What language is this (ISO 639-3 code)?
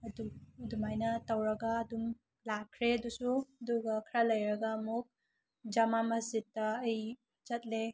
mni